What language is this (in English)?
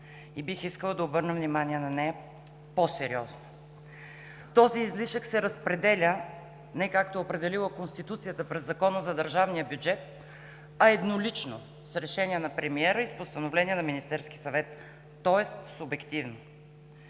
Bulgarian